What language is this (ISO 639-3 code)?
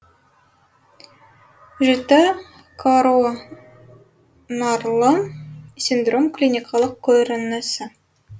kaz